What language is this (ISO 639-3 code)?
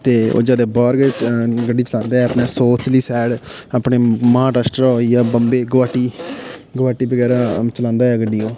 doi